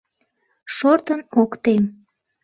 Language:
Mari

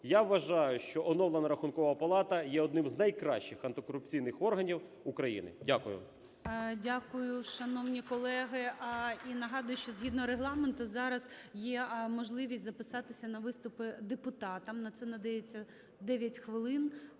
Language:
Ukrainian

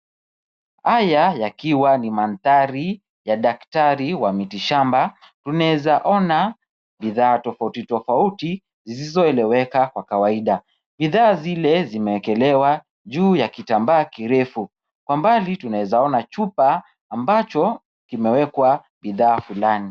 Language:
Swahili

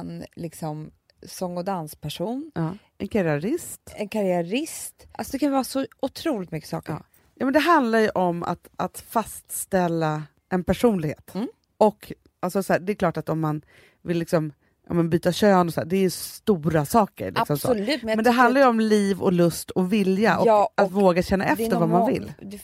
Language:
Swedish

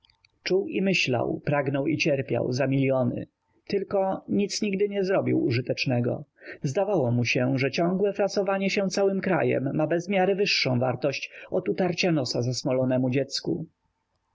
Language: Polish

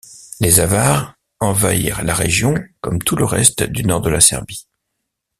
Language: French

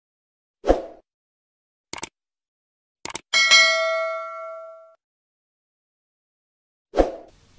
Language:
Spanish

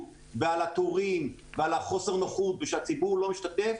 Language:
Hebrew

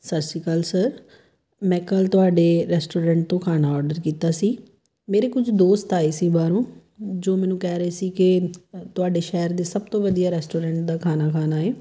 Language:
Punjabi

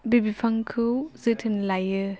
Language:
Bodo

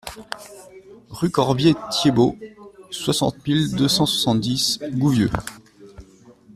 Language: French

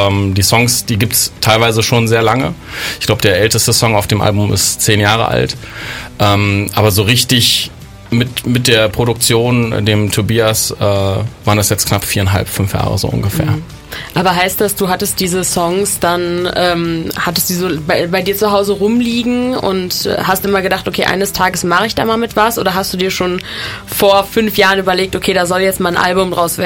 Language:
German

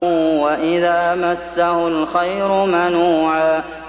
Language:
Arabic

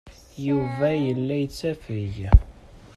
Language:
Kabyle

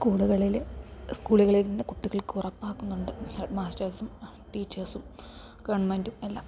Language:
Malayalam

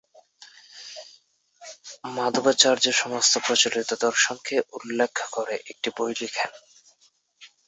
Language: Bangla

